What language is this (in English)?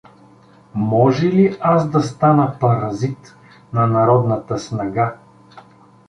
Bulgarian